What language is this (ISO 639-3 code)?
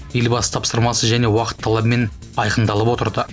kaz